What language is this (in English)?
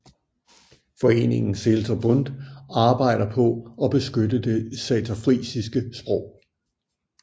Danish